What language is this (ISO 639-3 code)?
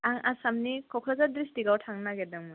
brx